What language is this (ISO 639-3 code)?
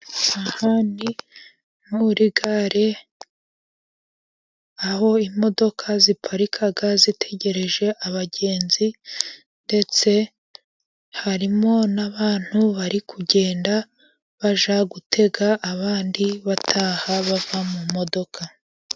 kin